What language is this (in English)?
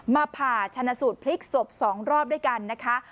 Thai